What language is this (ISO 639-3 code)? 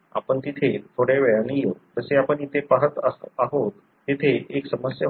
mar